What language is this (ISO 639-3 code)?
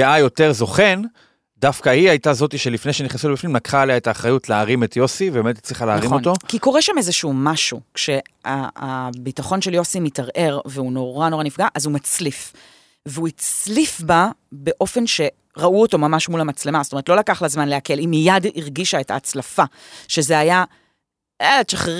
heb